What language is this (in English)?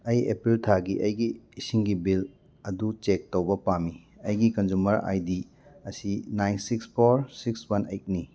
Manipuri